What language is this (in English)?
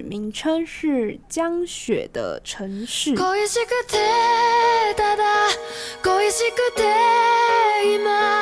Chinese